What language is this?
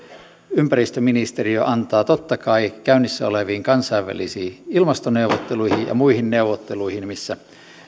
Finnish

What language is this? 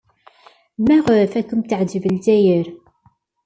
Kabyle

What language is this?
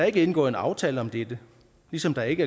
Danish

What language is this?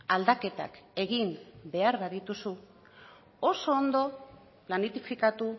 Basque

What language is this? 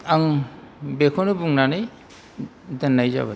Bodo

